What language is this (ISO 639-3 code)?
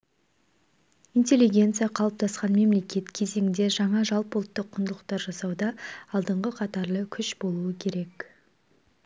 kaz